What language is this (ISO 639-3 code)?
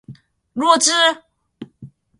zho